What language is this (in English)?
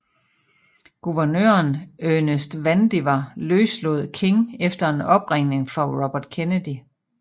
Danish